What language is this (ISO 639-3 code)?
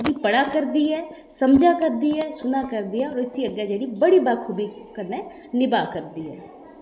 doi